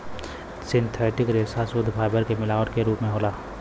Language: Bhojpuri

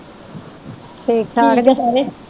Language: Punjabi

